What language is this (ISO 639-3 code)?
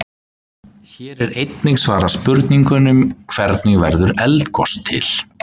isl